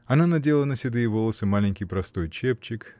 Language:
Russian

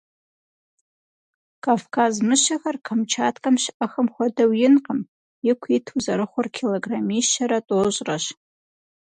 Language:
Kabardian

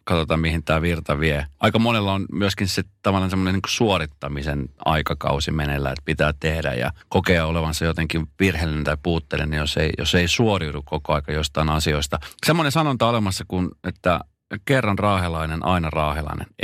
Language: Finnish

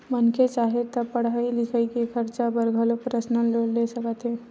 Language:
Chhattisgarhi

